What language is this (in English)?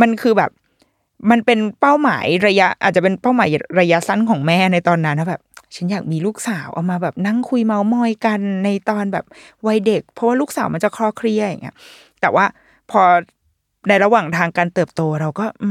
Thai